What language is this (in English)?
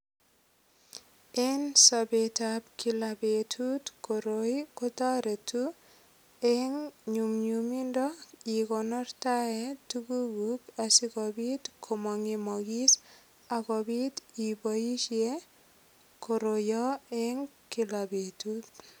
Kalenjin